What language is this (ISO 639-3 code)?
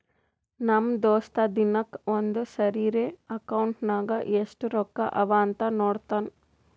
kan